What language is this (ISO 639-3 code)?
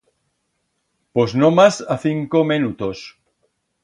arg